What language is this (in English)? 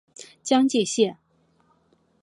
Chinese